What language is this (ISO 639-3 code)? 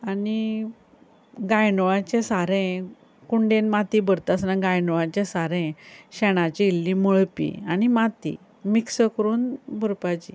kok